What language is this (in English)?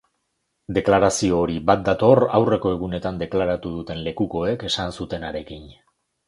Basque